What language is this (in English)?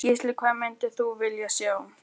Icelandic